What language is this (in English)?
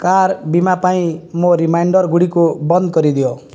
Odia